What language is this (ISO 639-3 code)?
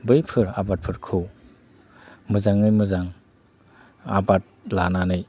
brx